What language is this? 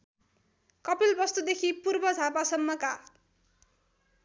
Nepali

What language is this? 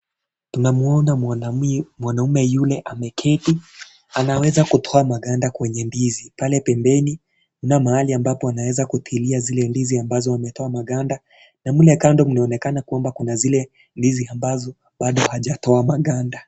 Swahili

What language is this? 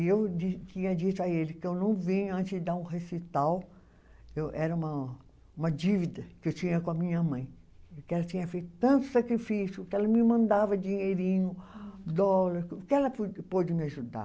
Portuguese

